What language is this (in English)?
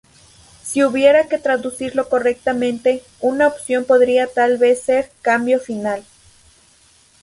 Spanish